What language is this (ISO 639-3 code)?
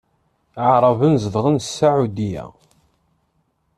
kab